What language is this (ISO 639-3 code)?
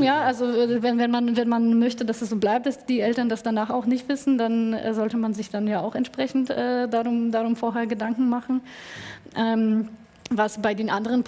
deu